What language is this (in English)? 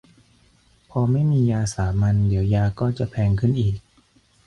Thai